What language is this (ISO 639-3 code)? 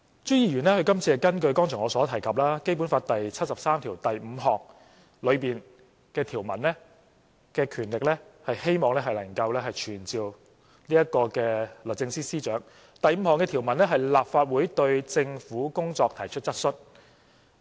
yue